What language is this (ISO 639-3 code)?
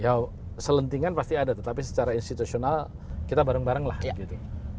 ind